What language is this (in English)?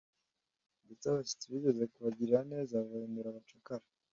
Kinyarwanda